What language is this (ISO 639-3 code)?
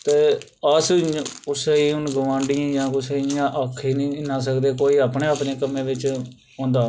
doi